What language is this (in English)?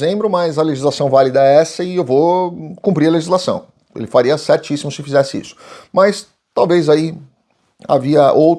Portuguese